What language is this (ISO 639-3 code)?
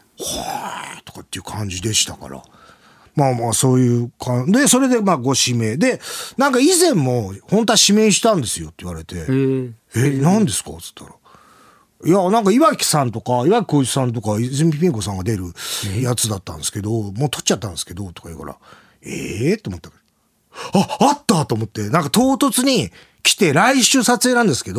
jpn